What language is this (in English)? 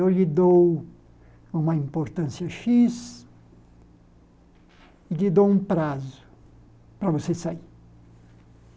Portuguese